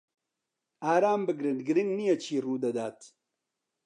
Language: Central Kurdish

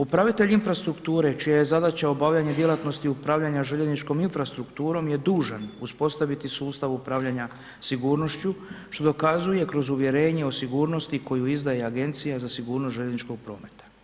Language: Croatian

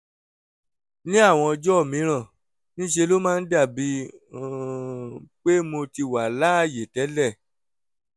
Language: Yoruba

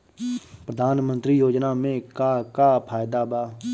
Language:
Bhojpuri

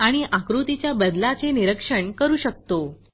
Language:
Marathi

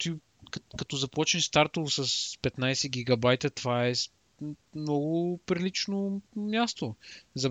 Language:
Bulgarian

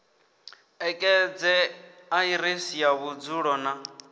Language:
Venda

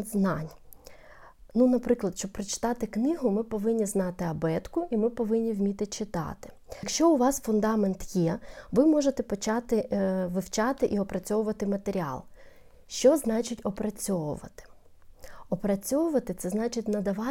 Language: Ukrainian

